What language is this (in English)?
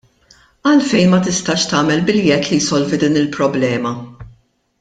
Maltese